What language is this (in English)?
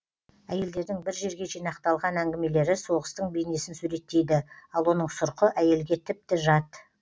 Kazakh